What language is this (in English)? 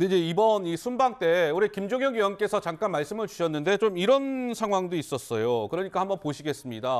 Korean